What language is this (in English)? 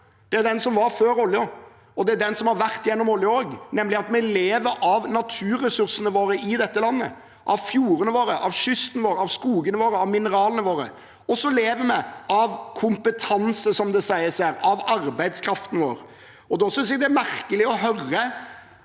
Norwegian